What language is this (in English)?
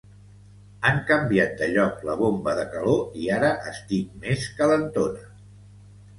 Catalan